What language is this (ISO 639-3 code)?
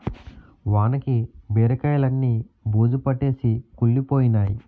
tel